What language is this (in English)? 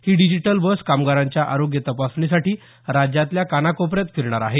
Marathi